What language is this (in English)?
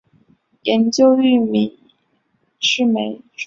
Chinese